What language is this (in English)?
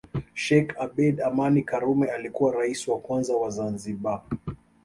Swahili